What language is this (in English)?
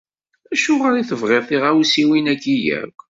Kabyle